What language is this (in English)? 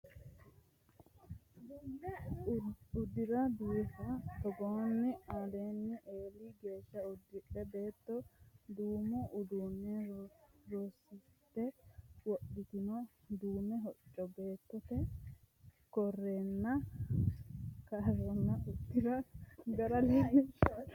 Sidamo